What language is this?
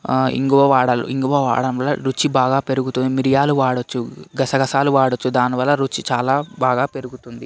Telugu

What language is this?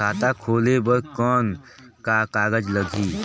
Chhattisgarhi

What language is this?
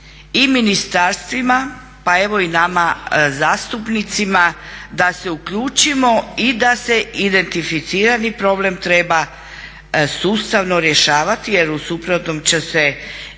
Croatian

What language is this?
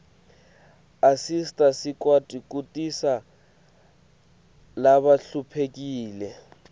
Swati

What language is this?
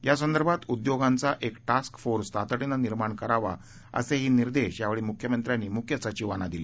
Marathi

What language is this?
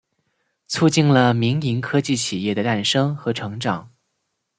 Chinese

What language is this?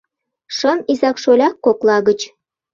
Mari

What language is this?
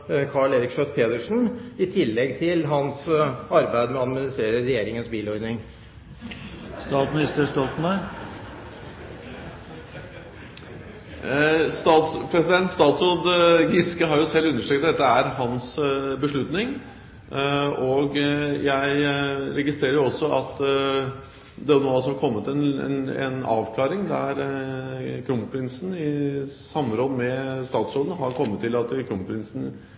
Norwegian Bokmål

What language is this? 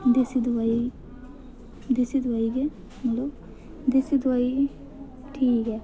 Dogri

